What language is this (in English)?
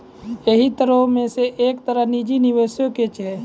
Maithili